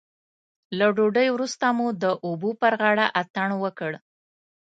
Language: Pashto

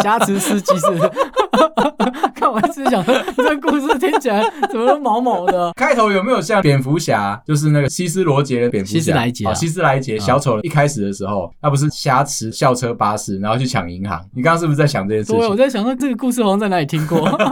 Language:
Chinese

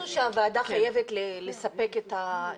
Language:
Hebrew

